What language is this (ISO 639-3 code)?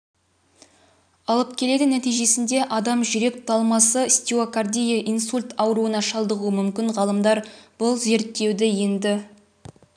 kaz